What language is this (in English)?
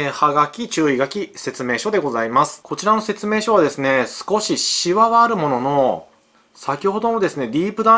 Japanese